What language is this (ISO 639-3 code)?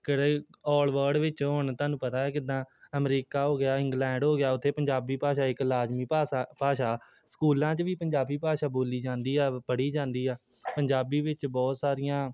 pan